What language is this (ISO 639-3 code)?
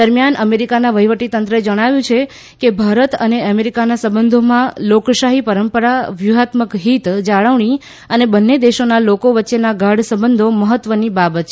guj